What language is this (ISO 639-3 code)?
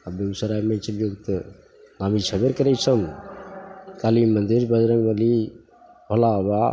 mai